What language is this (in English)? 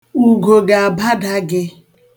Igbo